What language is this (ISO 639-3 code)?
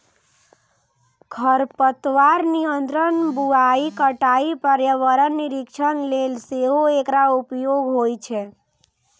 mai